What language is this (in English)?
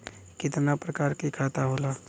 Bhojpuri